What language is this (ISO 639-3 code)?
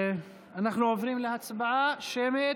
heb